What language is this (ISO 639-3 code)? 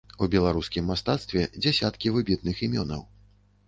bel